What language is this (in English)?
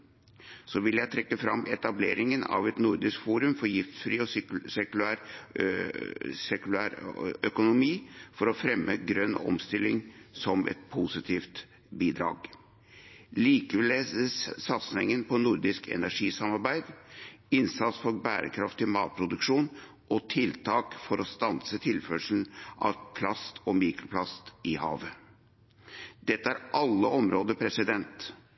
Norwegian Bokmål